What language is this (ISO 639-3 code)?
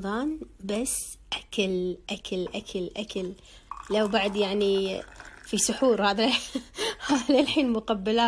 ara